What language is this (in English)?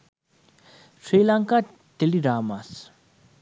Sinhala